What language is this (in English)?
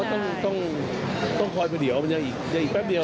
Thai